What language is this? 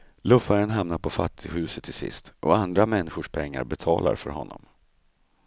Swedish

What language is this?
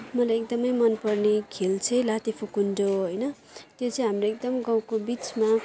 Nepali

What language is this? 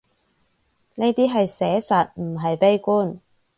Cantonese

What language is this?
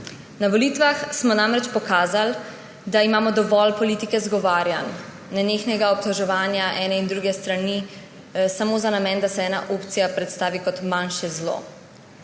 Slovenian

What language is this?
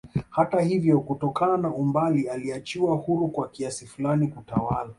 Swahili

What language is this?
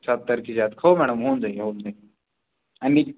Marathi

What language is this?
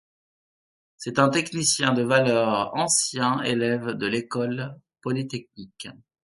French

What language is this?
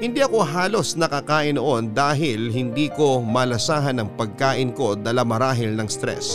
Filipino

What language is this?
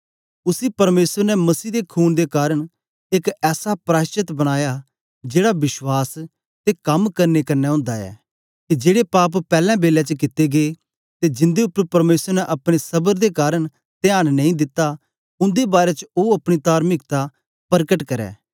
Dogri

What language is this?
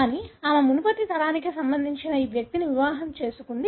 Telugu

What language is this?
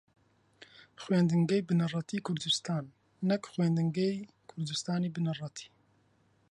Central Kurdish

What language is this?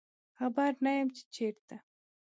Pashto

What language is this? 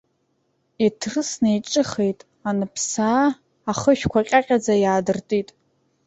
Abkhazian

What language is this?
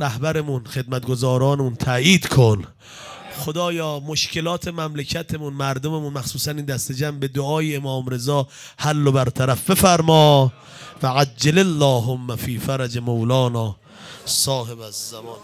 Persian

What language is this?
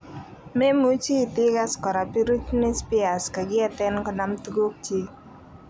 Kalenjin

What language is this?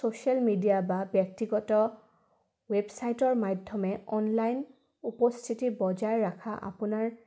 Assamese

